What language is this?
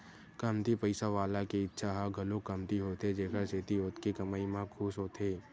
Chhattisgarhi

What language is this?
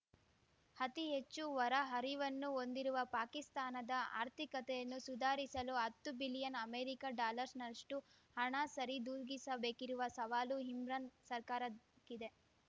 Kannada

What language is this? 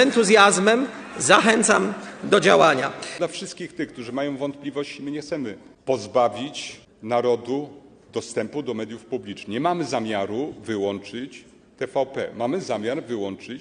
Polish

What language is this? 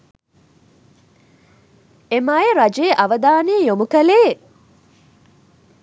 Sinhala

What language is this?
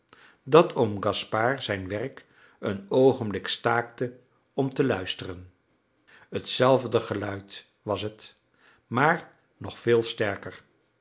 Dutch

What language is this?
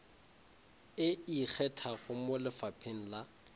Northern Sotho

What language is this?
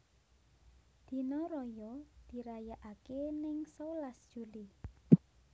Javanese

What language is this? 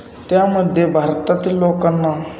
Marathi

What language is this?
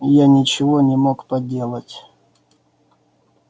Russian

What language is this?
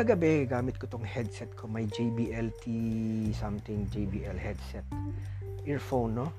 Filipino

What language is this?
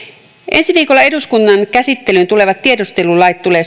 Finnish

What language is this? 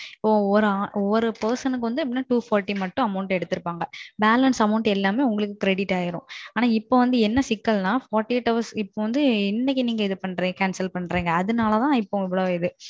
Tamil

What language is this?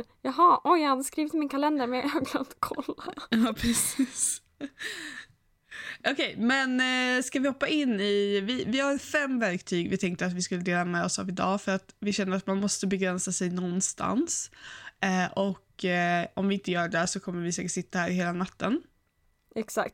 Swedish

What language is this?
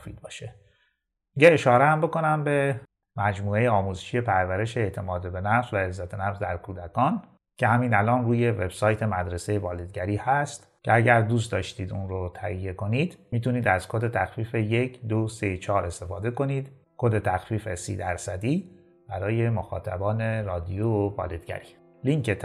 Persian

